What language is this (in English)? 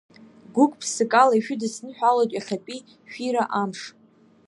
Abkhazian